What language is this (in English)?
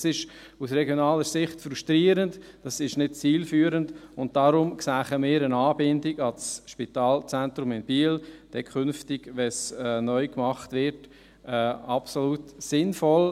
Swiss German